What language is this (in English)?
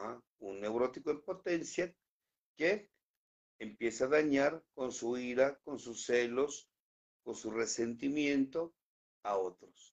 Spanish